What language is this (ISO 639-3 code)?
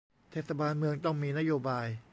tha